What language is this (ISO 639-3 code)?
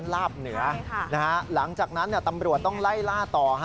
tha